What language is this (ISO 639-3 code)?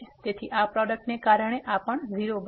guj